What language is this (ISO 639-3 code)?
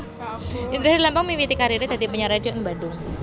jav